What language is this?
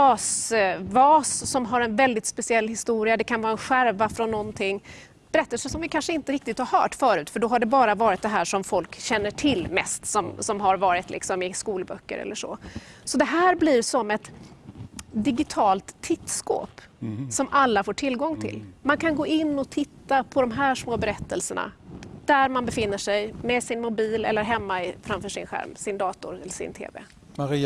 Swedish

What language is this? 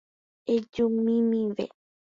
Guarani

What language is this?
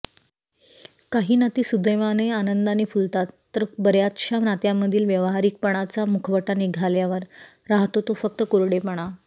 Marathi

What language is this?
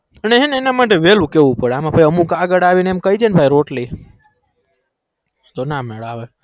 Gujarati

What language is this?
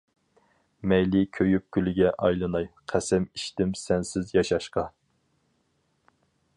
Uyghur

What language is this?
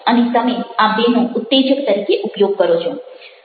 Gujarati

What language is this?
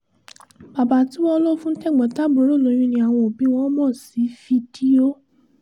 Yoruba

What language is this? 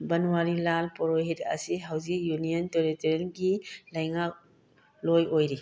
Manipuri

